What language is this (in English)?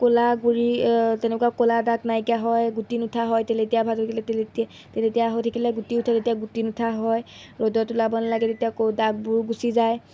Assamese